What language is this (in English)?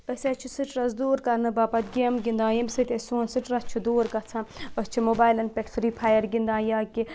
Kashmiri